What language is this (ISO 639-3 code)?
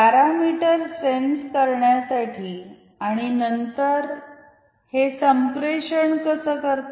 mar